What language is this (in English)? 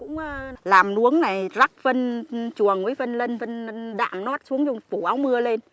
Vietnamese